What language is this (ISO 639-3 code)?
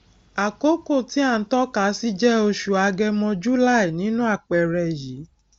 yor